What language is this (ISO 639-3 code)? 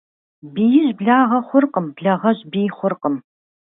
kbd